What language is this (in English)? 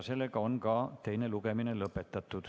Estonian